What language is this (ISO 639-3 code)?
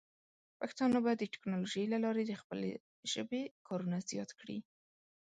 pus